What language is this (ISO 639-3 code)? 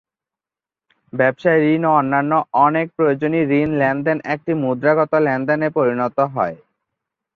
ben